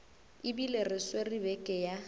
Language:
Northern Sotho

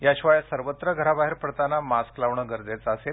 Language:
Marathi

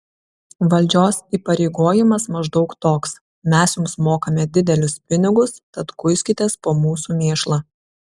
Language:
Lithuanian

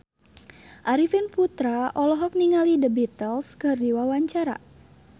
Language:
Sundanese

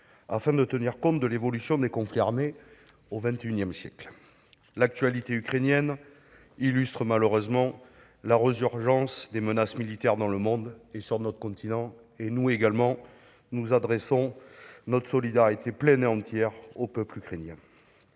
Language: French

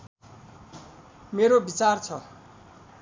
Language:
Nepali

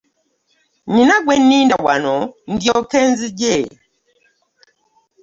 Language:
Ganda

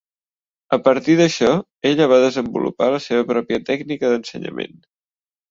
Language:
Catalan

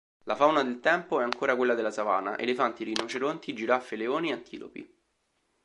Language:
Italian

